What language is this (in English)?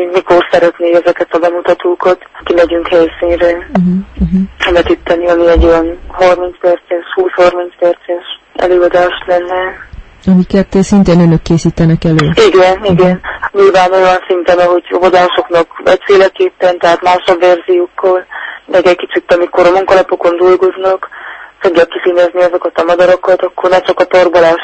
Hungarian